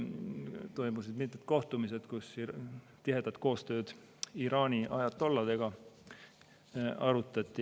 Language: Estonian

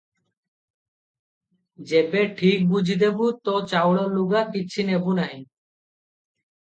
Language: Odia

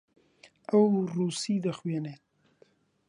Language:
Central Kurdish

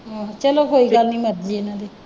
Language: Punjabi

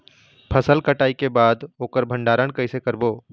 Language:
Chhattisgarhi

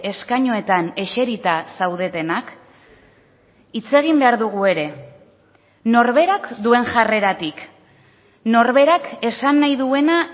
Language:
Basque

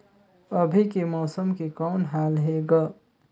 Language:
Chhattisgarhi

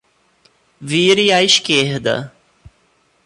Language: Portuguese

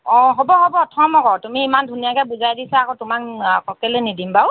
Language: Assamese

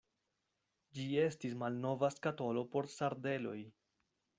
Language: Esperanto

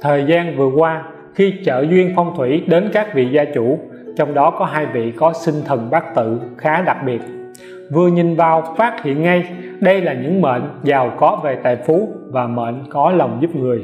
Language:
Vietnamese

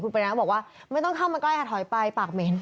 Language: Thai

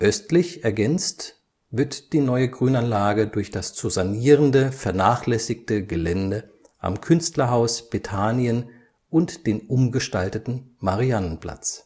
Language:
German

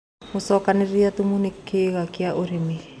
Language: Kikuyu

